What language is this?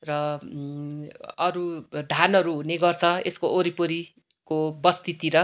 Nepali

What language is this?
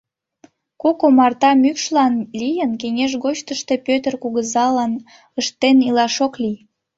Mari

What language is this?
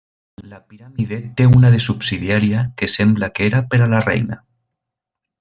Catalan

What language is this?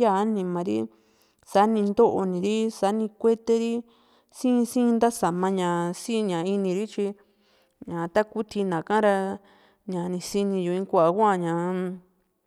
Juxtlahuaca Mixtec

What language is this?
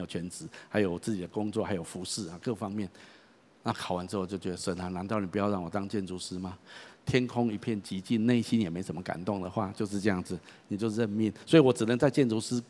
Chinese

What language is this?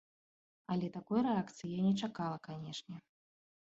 Belarusian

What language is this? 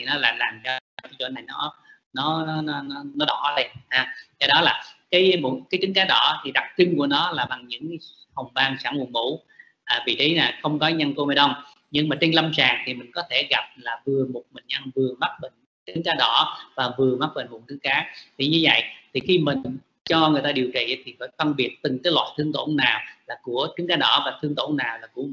Vietnamese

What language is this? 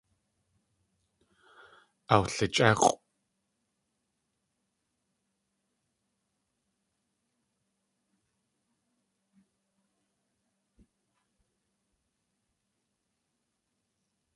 Tlingit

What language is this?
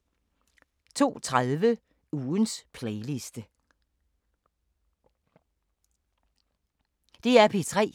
Danish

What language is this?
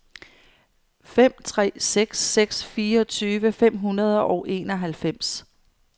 Danish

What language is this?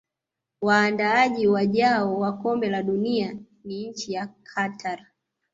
Swahili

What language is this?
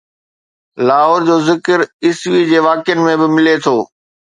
Sindhi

